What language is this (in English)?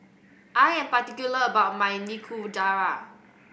English